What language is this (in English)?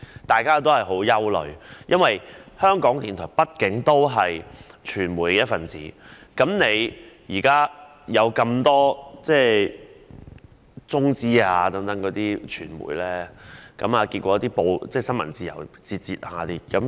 Cantonese